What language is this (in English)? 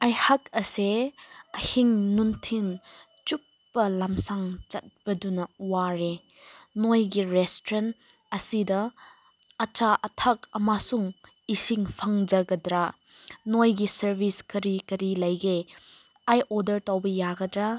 Manipuri